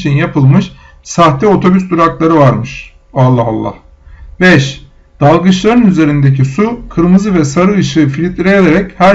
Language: Turkish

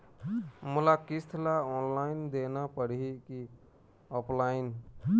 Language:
Chhattisgarhi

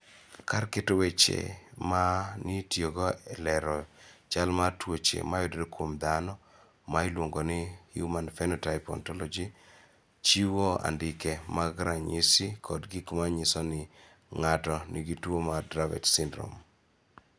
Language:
Luo (Kenya and Tanzania)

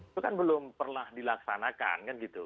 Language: Indonesian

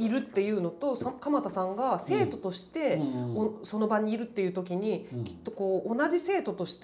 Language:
Japanese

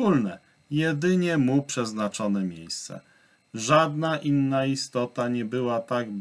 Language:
Polish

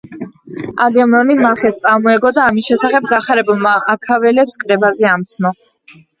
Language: Georgian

